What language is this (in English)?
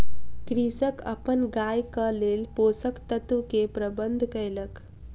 Maithili